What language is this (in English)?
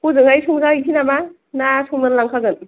Bodo